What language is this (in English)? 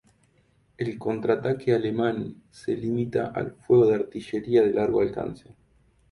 Spanish